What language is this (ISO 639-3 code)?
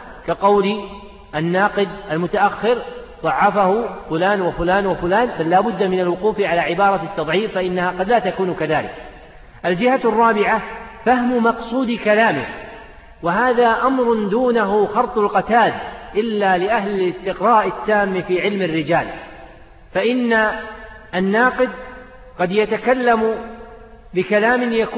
ara